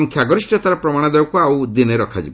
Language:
Odia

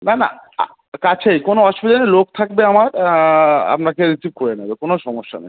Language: Bangla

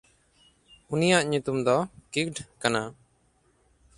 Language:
Santali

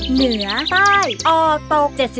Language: Thai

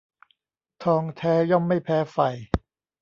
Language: Thai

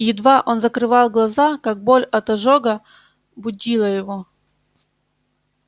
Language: Russian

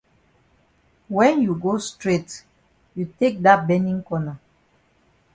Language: Cameroon Pidgin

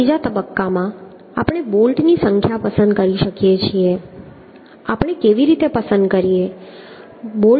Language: Gujarati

